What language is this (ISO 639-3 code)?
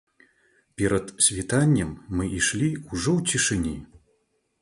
bel